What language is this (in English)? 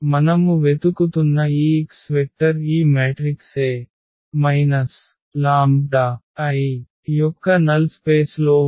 Telugu